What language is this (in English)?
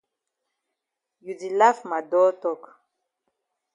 Cameroon Pidgin